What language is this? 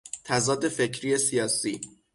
Persian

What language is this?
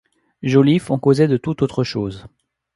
French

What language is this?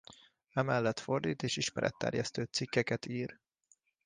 Hungarian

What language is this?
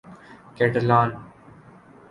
Urdu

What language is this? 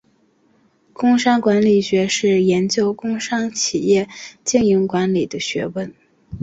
Chinese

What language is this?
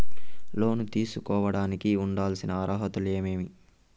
Telugu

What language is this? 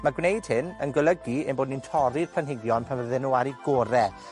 Welsh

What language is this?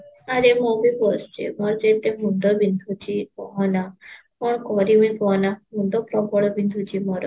Odia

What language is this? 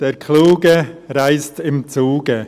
Swiss German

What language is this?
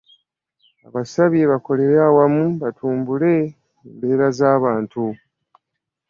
Ganda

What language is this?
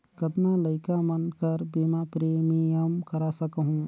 Chhattisgarhi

